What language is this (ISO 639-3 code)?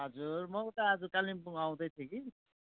nep